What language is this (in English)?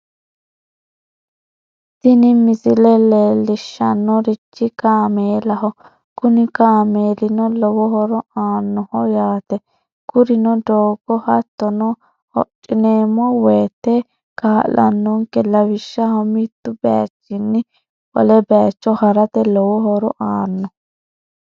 Sidamo